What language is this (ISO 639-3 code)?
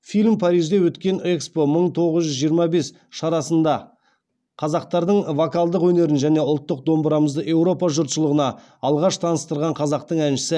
kaz